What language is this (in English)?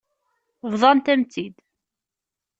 Kabyle